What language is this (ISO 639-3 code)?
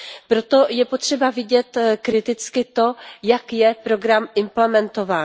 ces